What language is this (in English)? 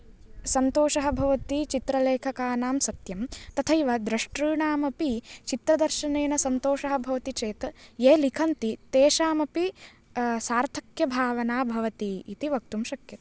Sanskrit